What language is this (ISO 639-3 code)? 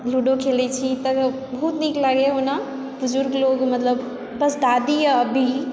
mai